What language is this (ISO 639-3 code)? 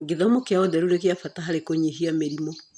kik